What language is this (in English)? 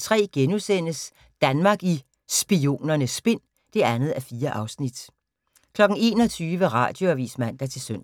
Danish